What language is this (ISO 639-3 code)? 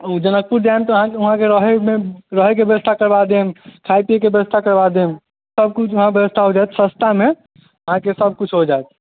mai